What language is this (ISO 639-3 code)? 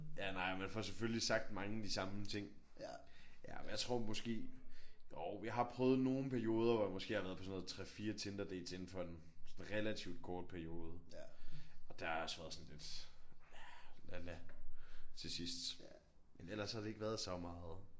dan